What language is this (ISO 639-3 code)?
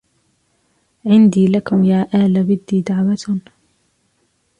ara